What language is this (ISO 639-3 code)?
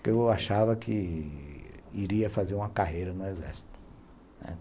por